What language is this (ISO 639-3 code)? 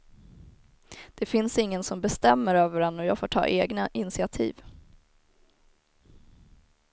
swe